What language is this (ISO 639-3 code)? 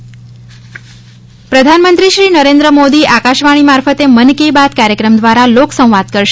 guj